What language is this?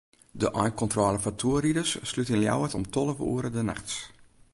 Western Frisian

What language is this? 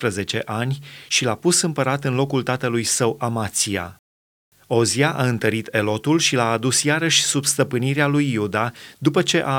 Romanian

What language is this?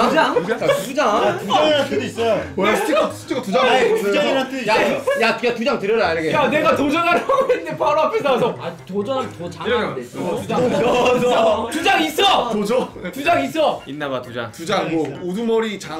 Korean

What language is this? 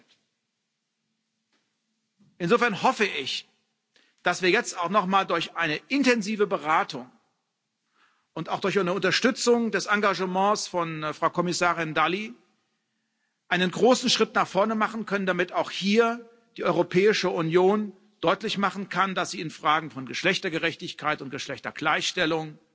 German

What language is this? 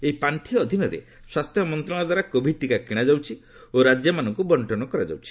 Odia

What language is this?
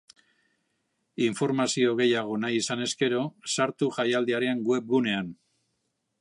Basque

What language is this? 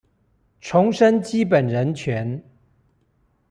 Chinese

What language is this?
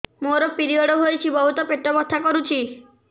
Odia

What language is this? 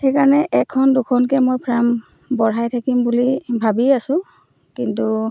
Assamese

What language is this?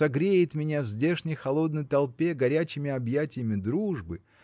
Russian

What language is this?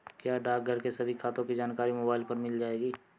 Hindi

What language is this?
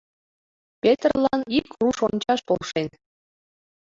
Mari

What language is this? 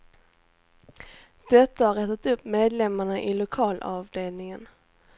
Swedish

